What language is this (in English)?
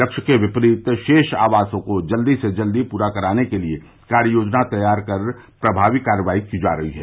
Hindi